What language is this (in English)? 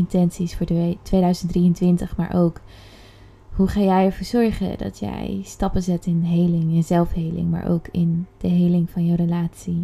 Dutch